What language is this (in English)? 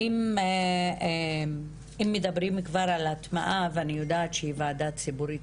Hebrew